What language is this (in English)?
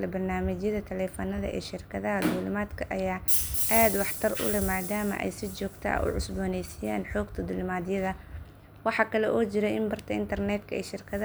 Somali